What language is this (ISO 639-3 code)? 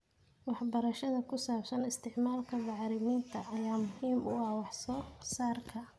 som